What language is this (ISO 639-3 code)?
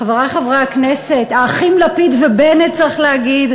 heb